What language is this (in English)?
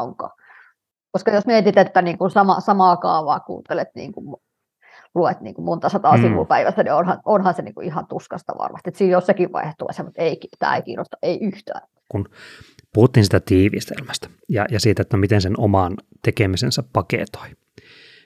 Finnish